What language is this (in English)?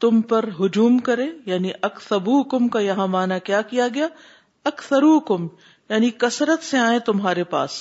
Urdu